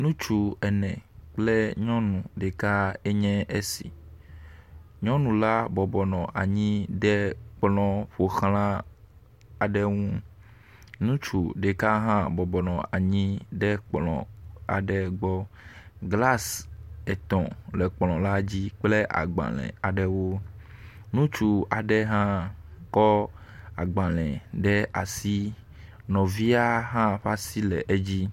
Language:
Ewe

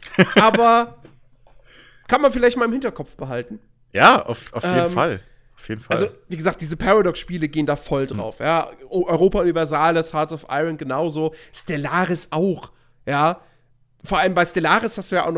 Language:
German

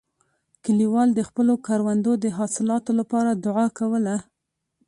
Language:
Pashto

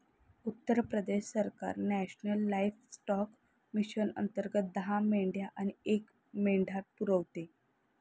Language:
Marathi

